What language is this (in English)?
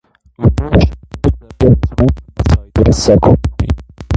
Armenian